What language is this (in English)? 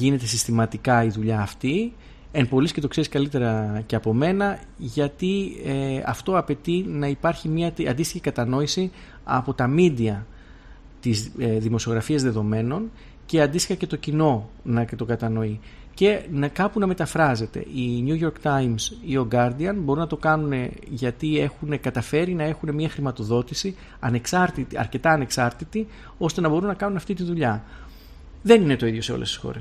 Greek